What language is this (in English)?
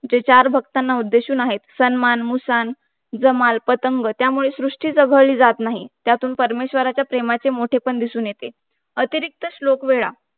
Marathi